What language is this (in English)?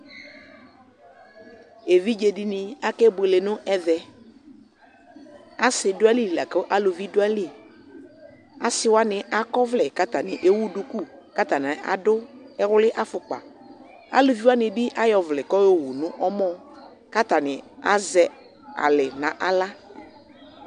Ikposo